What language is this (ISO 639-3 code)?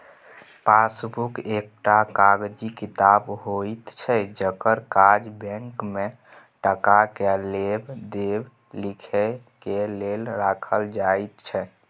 mai